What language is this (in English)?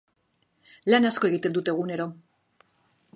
Basque